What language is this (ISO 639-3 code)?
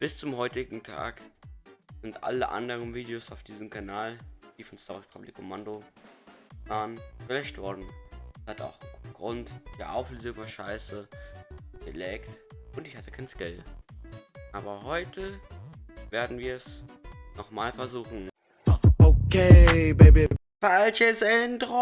deu